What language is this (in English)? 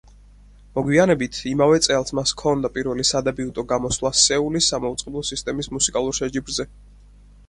Georgian